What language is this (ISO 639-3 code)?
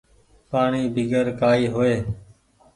gig